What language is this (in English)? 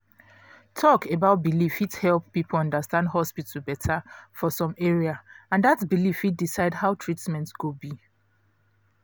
Nigerian Pidgin